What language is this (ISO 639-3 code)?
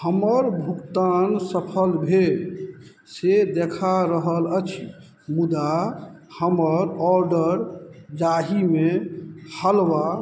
mai